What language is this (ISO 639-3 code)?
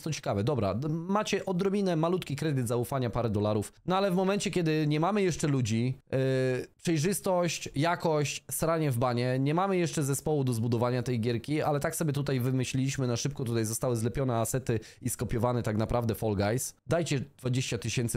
pol